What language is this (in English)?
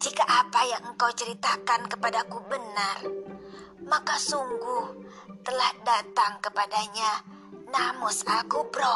Indonesian